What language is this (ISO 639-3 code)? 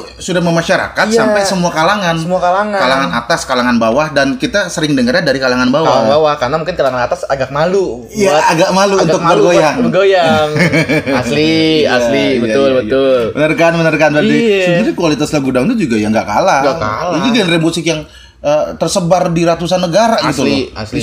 ind